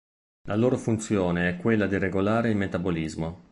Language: Italian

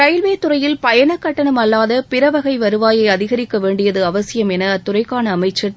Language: Tamil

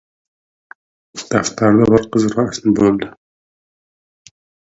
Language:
Uzbek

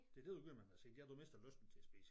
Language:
Danish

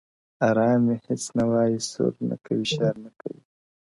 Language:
Pashto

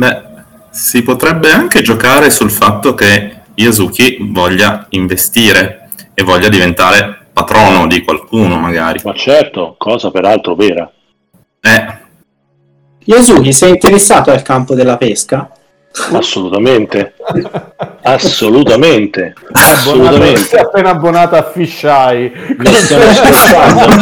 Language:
Italian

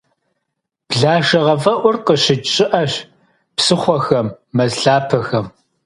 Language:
Kabardian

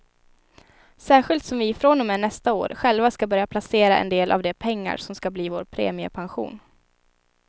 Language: Swedish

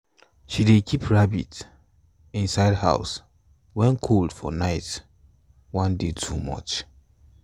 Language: Nigerian Pidgin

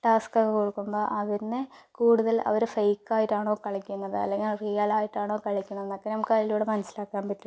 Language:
Malayalam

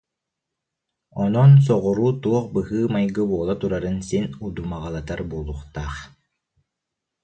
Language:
Yakut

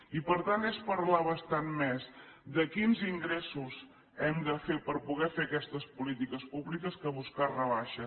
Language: Catalan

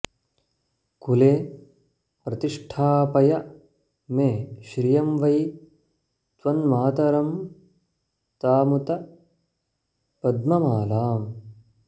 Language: Sanskrit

